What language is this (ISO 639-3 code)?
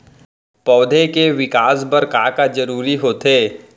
hne